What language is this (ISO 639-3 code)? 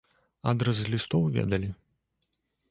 bel